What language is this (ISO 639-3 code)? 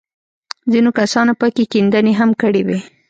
pus